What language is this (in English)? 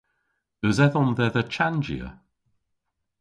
Cornish